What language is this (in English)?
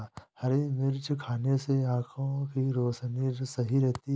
Hindi